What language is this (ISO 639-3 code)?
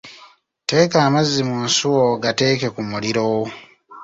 lug